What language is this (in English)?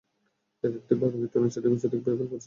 Bangla